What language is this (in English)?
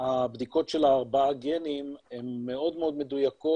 Hebrew